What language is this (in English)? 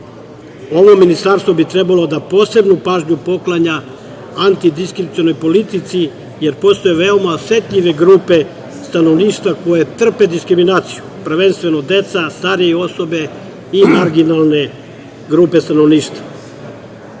Serbian